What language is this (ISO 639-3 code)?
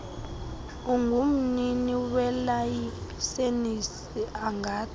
xho